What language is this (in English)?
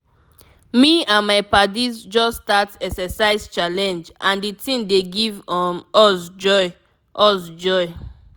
Nigerian Pidgin